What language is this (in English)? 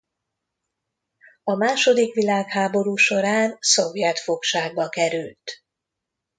Hungarian